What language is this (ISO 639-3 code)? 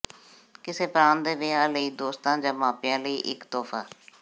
pan